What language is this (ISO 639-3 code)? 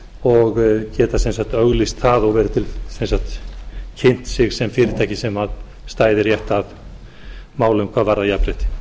isl